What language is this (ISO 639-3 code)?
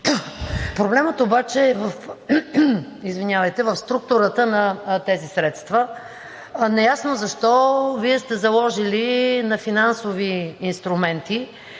bul